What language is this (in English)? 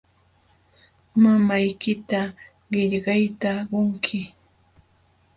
Jauja Wanca Quechua